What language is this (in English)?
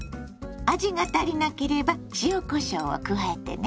Japanese